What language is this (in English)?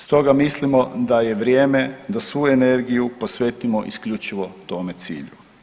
Croatian